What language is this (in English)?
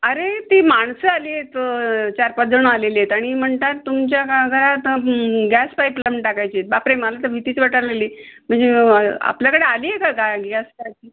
Marathi